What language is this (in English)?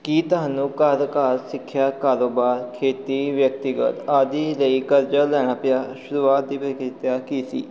Punjabi